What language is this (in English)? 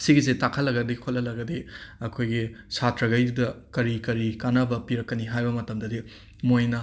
Manipuri